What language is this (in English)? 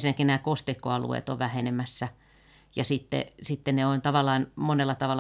Finnish